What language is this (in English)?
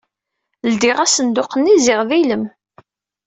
Kabyle